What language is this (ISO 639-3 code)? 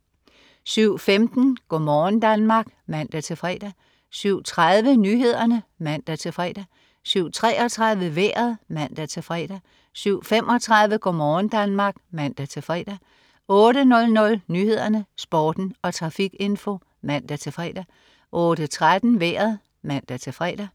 dan